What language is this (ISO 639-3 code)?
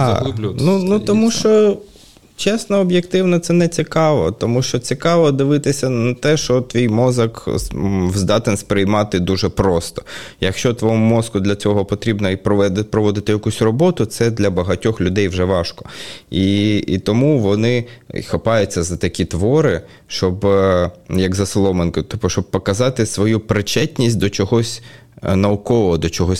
ukr